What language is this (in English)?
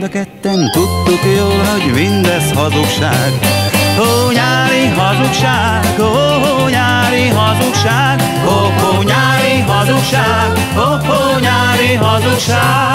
Hungarian